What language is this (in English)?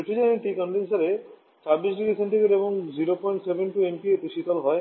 Bangla